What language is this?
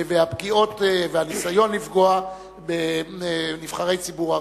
Hebrew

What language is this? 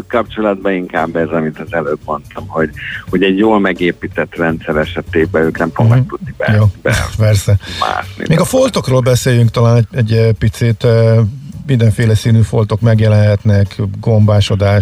Hungarian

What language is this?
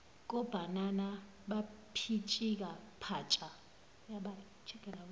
Zulu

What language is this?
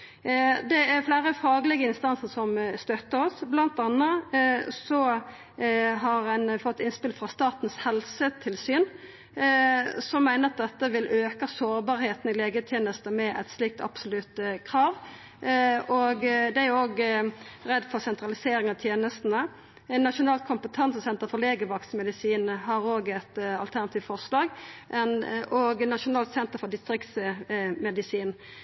Norwegian Nynorsk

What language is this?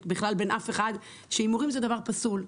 Hebrew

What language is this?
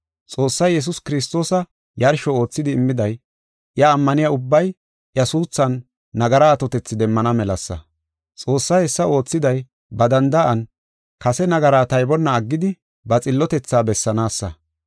Gofa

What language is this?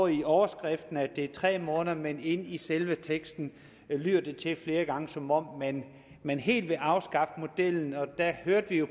Danish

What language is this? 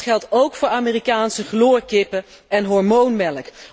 Dutch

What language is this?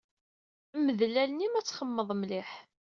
Kabyle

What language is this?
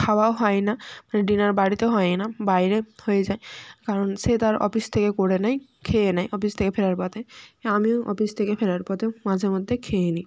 Bangla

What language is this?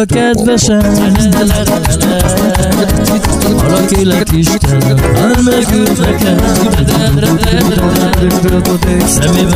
Arabic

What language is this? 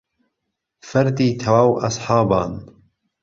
Central Kurdish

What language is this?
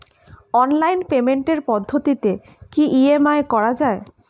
Bangla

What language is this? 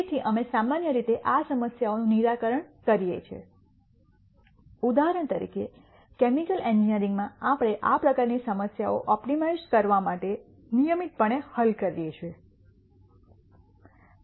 Gujarati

